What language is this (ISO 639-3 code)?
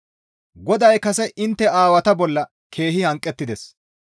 gmv